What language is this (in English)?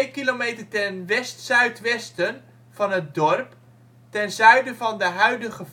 Dutch